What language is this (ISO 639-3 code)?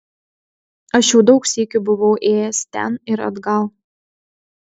lit